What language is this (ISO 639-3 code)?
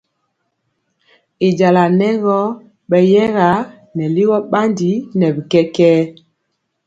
mcx